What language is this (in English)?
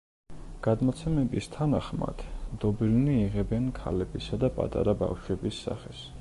Georgian